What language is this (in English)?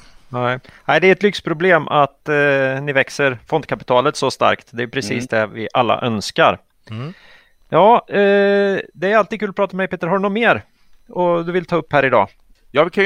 Swedish